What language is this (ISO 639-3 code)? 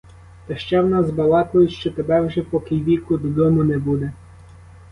ukr